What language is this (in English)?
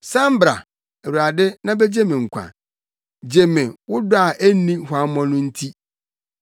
Akan